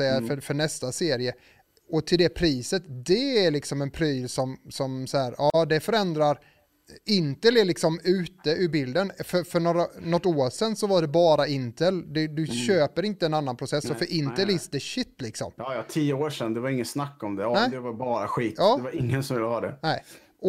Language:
Swedish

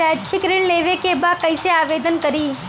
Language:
Bhojpuri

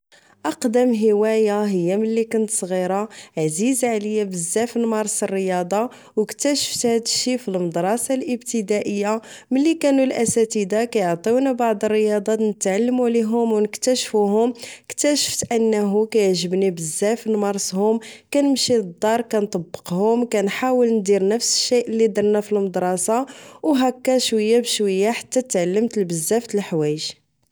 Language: Moroccan Arabic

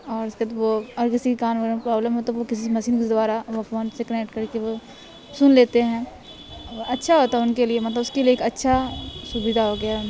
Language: Urdu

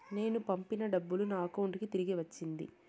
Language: Telugu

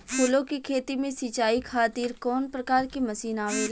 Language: Bhojpuri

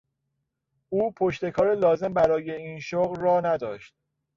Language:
Persian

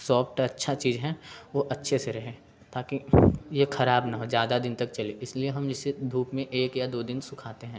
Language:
Hindi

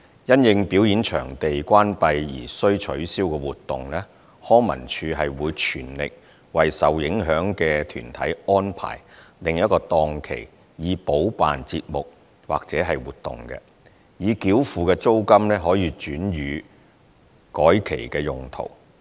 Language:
Cantonese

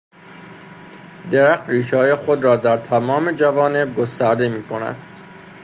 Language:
Persian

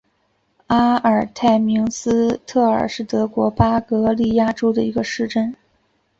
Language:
Chinese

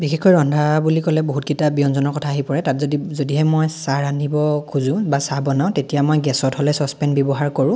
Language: Assamese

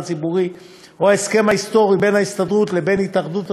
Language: Hebrew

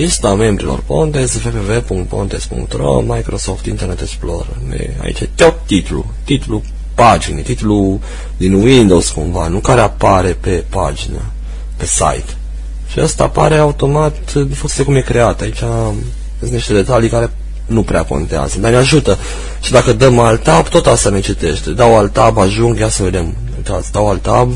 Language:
Romanian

